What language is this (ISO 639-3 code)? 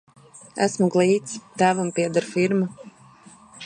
lav